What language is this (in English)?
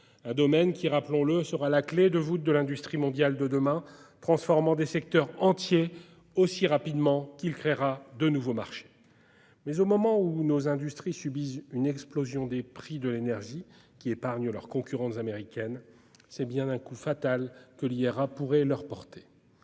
French